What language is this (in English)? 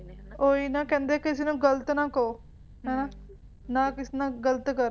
Punjabi